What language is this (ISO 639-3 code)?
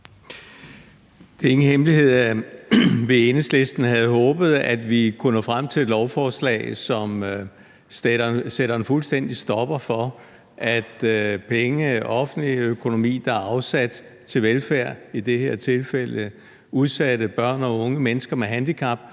dan